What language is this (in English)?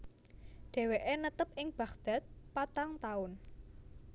Javanese